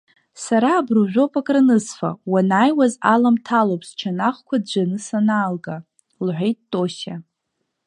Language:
Abkhazian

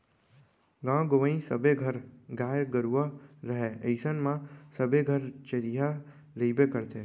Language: Chhattisgarhi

